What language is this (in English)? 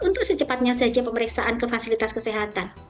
Indonesian